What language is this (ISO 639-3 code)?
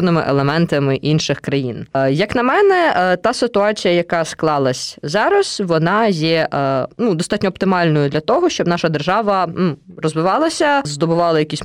ukr